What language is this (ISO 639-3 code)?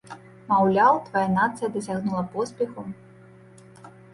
bel